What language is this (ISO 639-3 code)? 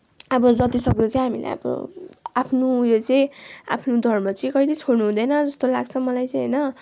nep